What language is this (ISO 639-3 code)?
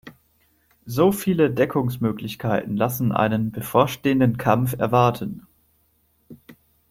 deu